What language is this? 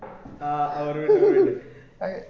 Malayalam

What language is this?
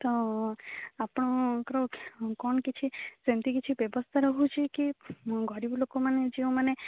Odia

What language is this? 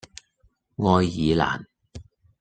Cantonese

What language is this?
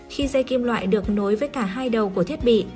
Vietnamese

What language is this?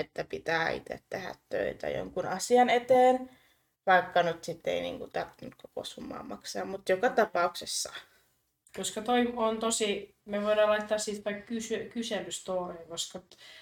Finnish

